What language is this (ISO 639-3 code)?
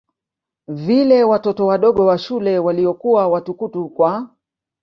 swa